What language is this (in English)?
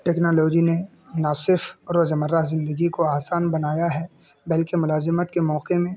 Urdu